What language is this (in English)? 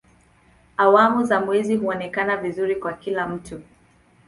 Swahili